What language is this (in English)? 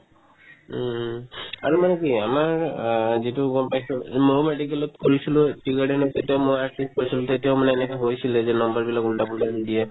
Assamese